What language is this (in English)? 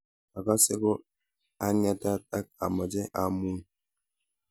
Kalenjin